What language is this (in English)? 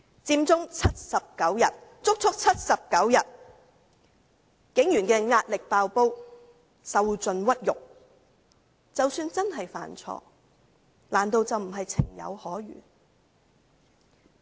Cantonese